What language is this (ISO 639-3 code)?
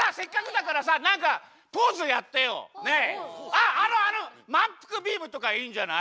jpn